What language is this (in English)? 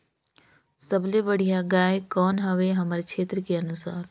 Chhattisgarhi